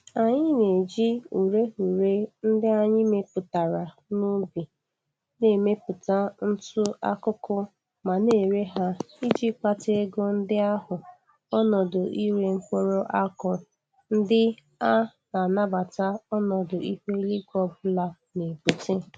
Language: Igbo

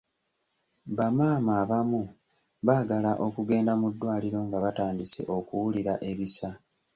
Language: Ganda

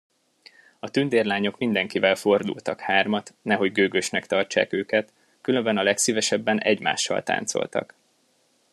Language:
Hungarian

